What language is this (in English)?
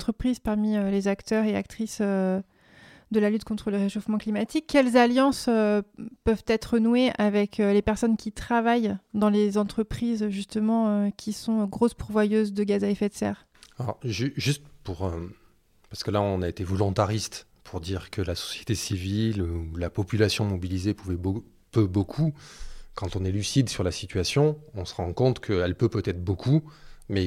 French